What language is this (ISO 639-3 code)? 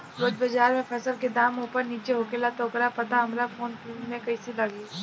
bho